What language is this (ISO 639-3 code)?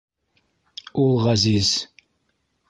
bak